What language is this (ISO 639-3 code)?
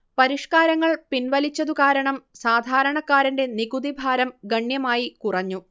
mal